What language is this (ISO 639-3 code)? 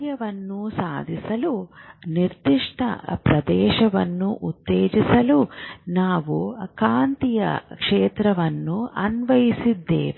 kan